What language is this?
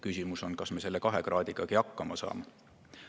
Estonian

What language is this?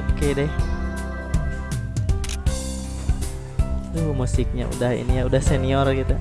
Indonesian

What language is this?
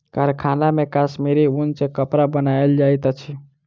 Maithili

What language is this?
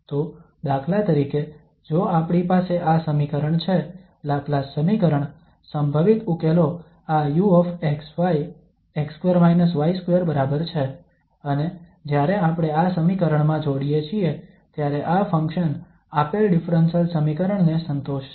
Gujarati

